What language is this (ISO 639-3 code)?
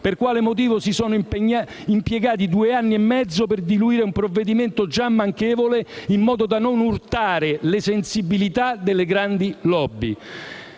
ita